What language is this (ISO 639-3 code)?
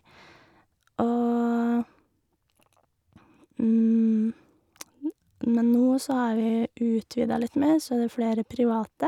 nor